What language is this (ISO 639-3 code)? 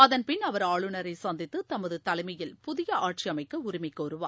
tam